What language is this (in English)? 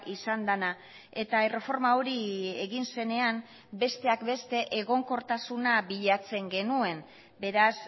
Basque